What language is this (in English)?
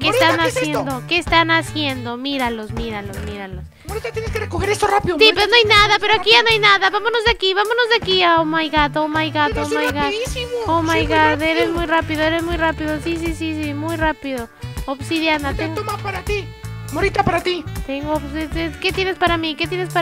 Spanish